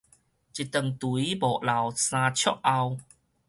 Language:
Min Nan Chinese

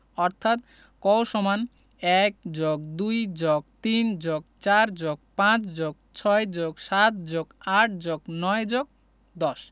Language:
Bangla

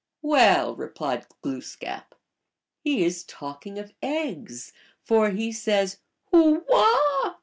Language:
English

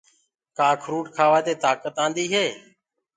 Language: Gurgula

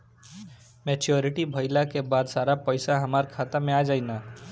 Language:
Bhojpuri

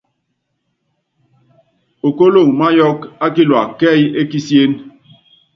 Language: Yangben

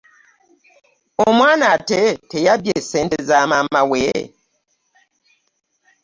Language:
Ganda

